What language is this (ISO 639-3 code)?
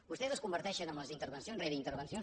cat